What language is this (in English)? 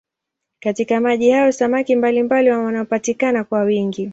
Swahili